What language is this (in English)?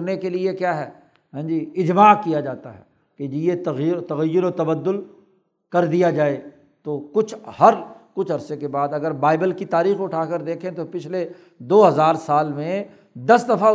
Urdu